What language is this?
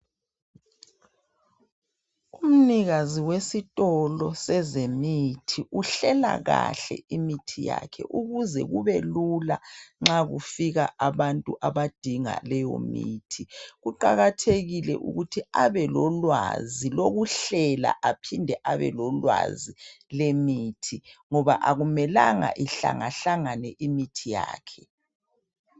North Ndebele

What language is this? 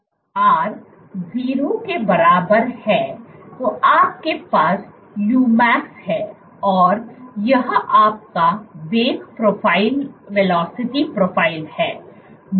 Hindi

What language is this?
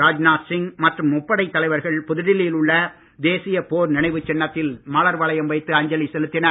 Tamil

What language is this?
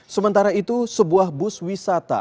Indonesian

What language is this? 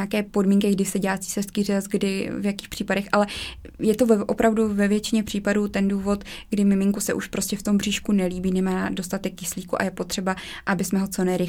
Czech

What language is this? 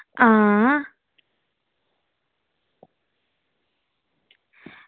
Dogri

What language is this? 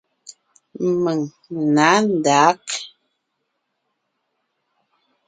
Ngiemboon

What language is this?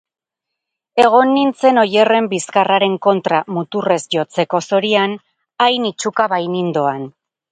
Basque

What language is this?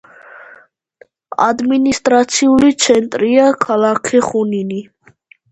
Georgian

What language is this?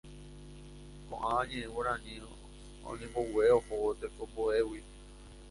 Guarani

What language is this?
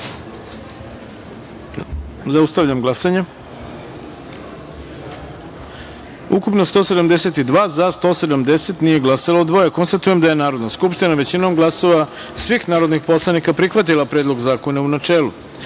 Serbian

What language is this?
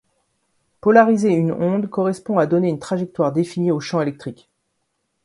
French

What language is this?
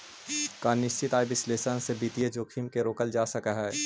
Magahi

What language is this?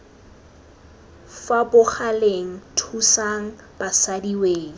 Tswana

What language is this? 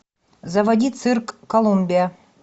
Russian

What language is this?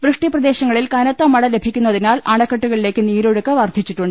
Malayalam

